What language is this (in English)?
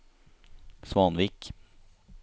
Norwegian